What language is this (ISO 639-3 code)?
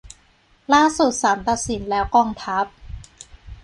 tha